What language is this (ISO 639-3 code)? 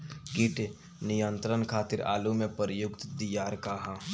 bho